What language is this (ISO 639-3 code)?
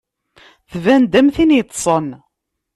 kab